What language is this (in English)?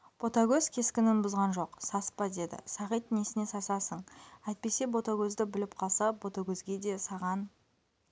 Kazakh